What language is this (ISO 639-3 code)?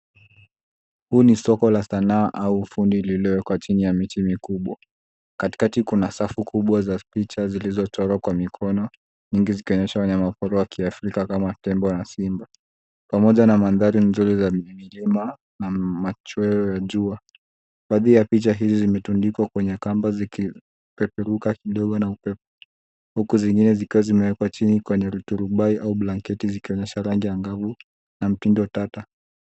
swa